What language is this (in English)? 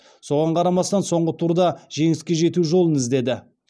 Kazakh